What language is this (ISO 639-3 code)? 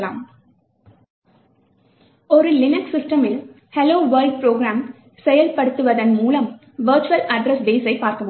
tam